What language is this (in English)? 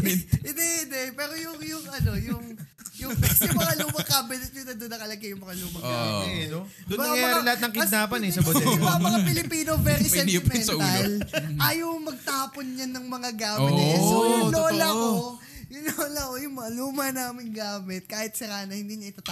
Filipino